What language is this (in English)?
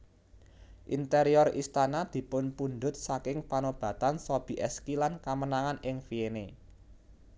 Javanese